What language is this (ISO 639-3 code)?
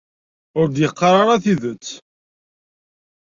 kab